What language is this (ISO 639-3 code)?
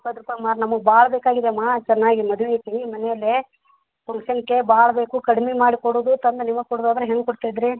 kan